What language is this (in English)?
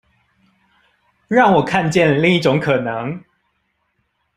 Chinese